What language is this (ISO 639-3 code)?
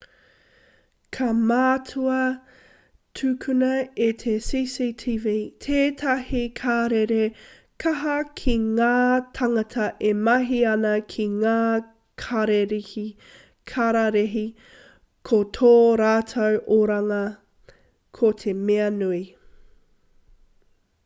mri